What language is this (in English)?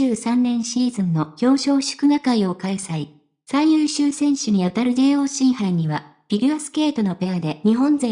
Japanese